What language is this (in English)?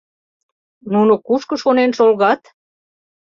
Mari